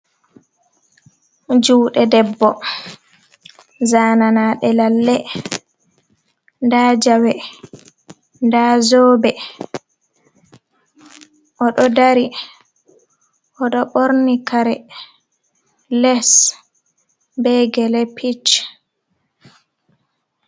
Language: Fula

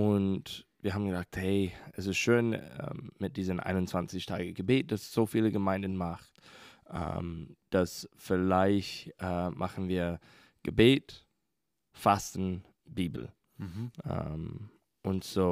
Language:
German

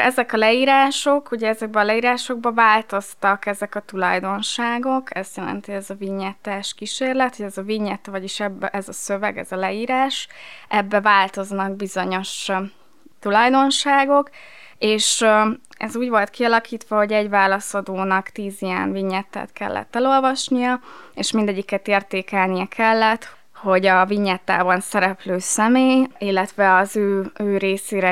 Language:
Hungarian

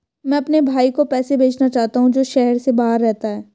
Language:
Hindi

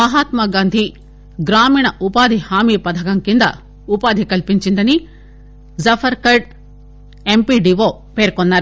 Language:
Telugu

